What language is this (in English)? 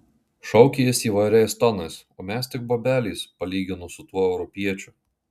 Lithuanian